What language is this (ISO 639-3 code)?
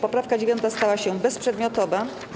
pol